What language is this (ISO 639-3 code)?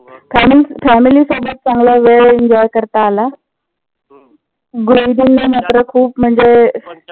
mar